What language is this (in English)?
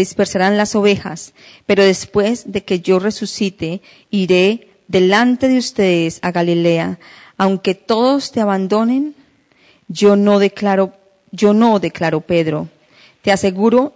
Spanish